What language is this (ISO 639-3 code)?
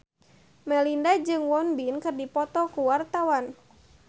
sun